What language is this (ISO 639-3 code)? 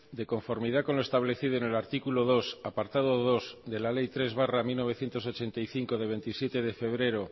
spa